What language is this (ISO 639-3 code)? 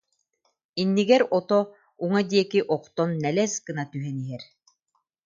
sah